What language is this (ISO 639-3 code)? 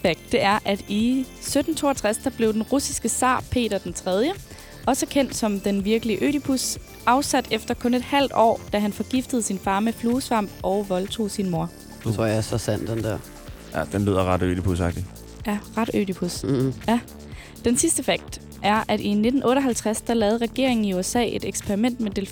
dan